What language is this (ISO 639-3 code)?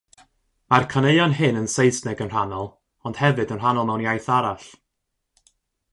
cym